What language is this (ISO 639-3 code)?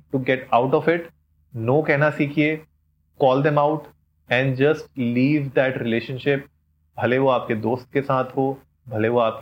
hin